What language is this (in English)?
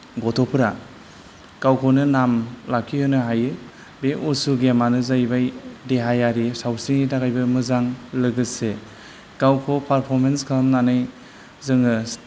Bodo